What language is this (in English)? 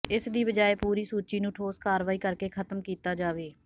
Punjabi